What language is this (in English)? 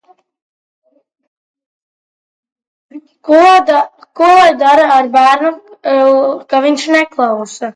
Latvian